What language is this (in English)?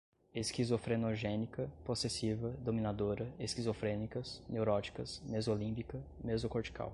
Portuguese